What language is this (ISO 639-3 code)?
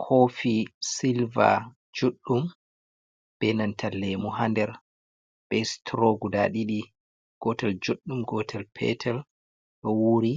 ful